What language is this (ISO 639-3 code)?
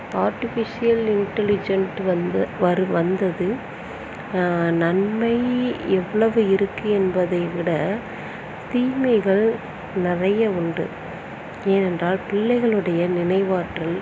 tam